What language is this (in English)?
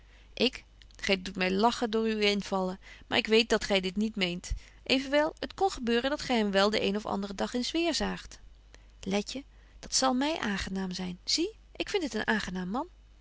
Dutch